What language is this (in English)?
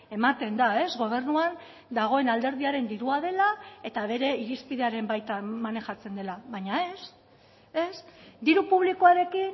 Basque